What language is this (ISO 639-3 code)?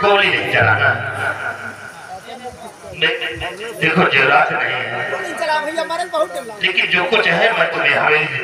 hin